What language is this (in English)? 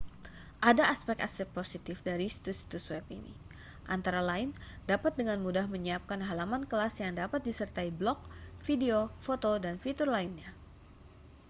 Indonesian